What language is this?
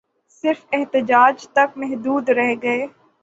Urdu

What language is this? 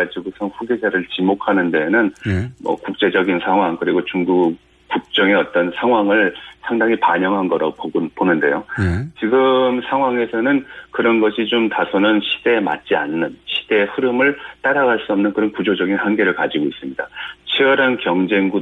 Korean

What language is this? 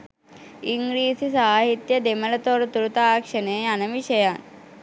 Sinhala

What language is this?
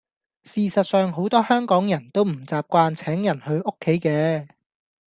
Cantonese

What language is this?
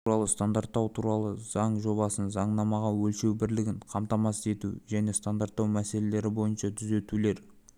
Kazakh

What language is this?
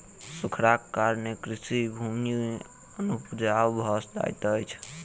Maithili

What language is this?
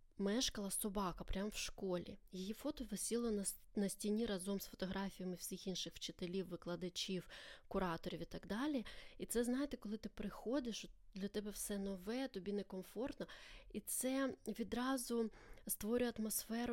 Ukrainian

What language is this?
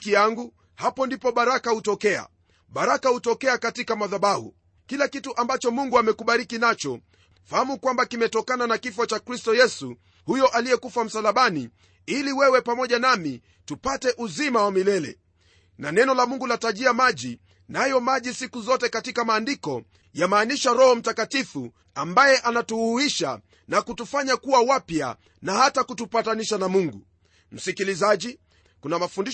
Swahili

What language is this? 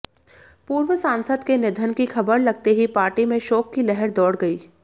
Hindi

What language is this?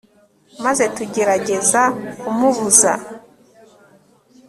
Kinyarwanda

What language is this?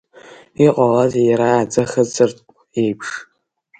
Abkhazian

